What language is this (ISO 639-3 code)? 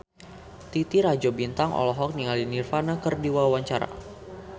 sun